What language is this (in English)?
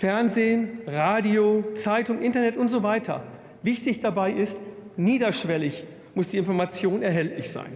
German